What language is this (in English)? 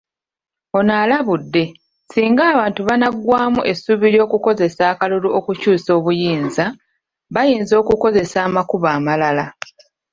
Ganda